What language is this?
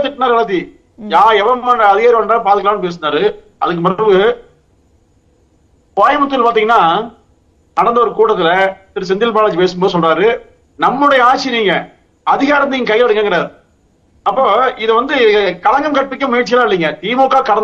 Tamil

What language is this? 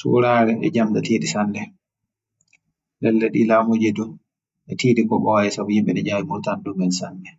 Western Niger Fulfulde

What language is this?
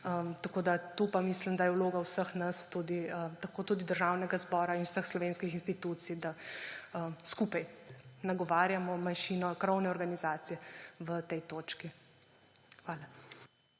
Slovenian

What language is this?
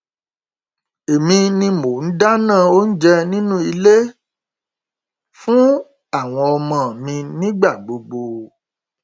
Yoruba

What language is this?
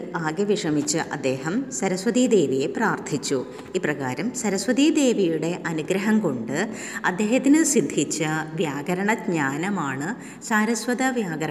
Malayalam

